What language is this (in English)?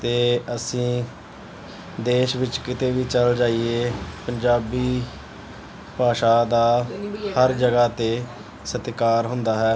Punjabi